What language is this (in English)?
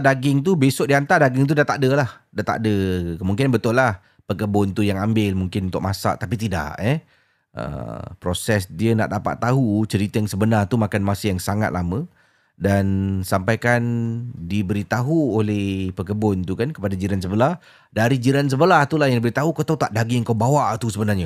Malay